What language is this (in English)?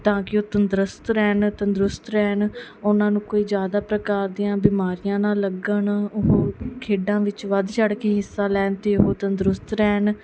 Punjabi